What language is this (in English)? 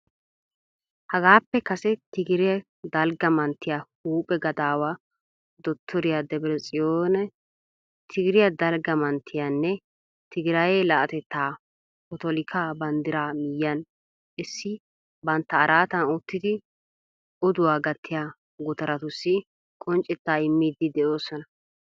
Wolaytta